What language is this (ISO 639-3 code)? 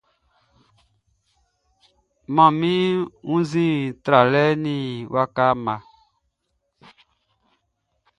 bci